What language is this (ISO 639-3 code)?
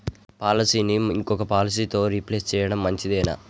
tel